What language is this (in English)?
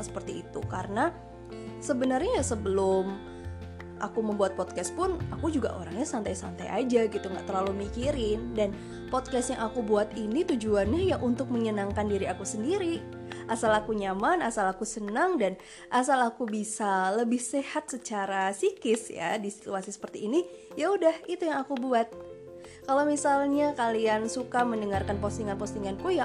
Indonesian